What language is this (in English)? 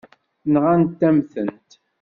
Kabyle